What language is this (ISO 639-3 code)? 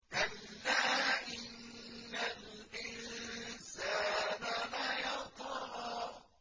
ara